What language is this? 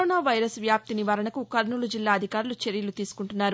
Telugu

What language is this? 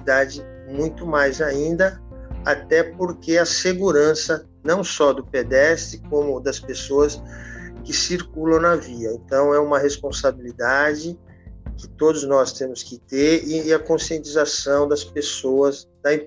Portuguese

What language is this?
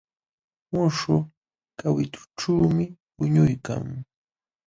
Jauja Wanca Quechua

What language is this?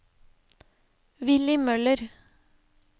Norwegian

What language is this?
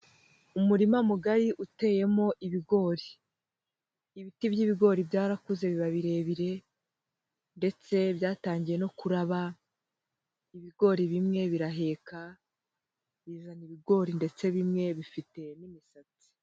Kinyarwanda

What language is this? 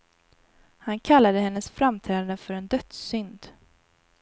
Swedish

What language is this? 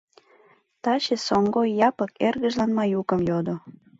Mari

